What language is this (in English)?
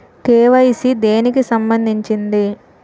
Telugu